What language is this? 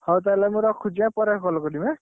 Odia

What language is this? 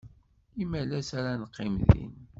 Kabyle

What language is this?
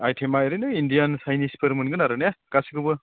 Bodo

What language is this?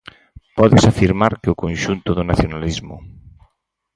Galician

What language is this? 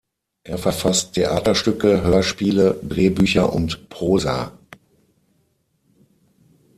German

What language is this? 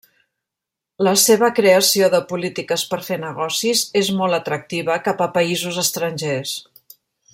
Catalan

